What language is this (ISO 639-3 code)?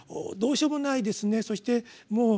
jpn